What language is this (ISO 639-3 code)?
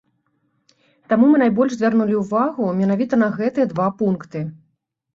bel